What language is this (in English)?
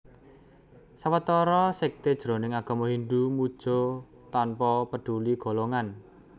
Javanese